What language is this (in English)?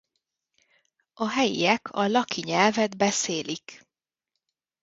Hungarian